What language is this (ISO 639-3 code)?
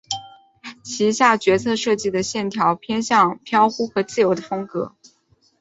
zho